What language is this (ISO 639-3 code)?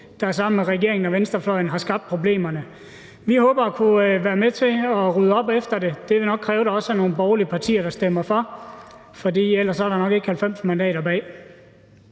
dan